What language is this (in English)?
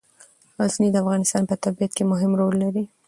Pashto